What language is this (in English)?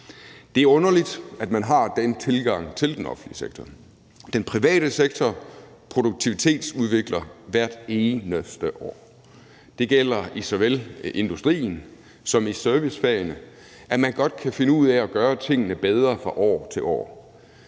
Danish